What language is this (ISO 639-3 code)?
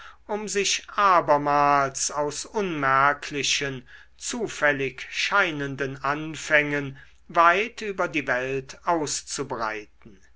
deu